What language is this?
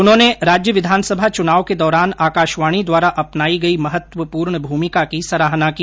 Hindi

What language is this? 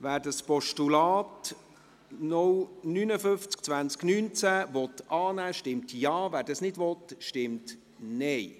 Swiss German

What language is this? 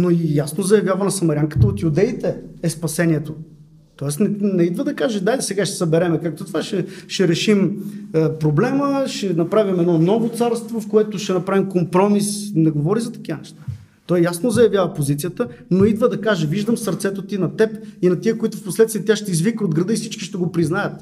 Bulgarian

